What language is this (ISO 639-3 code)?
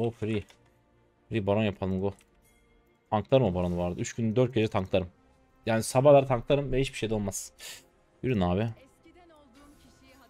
tur